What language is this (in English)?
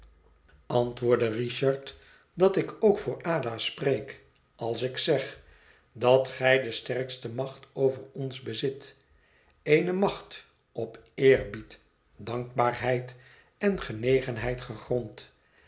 Dutch